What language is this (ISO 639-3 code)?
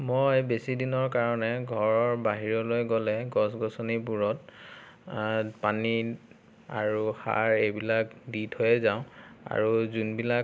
asm